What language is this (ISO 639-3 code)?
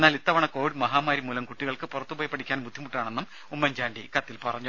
mal